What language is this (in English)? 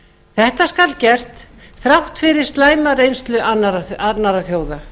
Icelandic